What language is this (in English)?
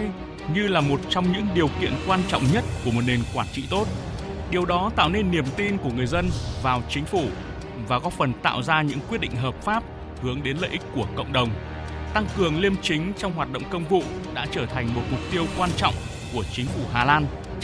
Vietnamese